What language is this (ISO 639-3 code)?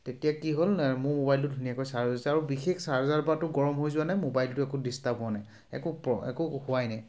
asm